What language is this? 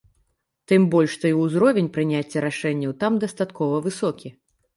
Belarusian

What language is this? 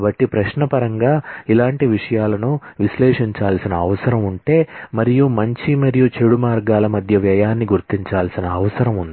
Telugu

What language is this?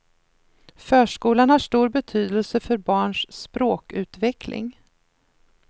Swedish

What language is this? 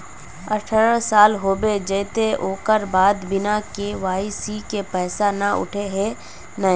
Magahi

